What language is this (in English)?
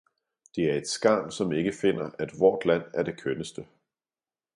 Danish